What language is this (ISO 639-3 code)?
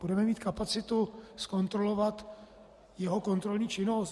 ces